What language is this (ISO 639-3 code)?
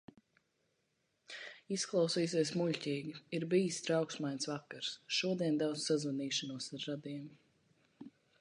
lav